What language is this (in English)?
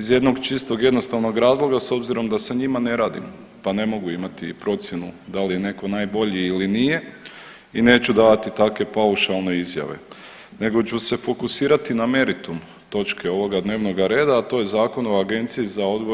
Croatian